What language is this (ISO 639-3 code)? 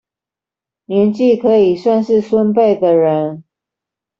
zho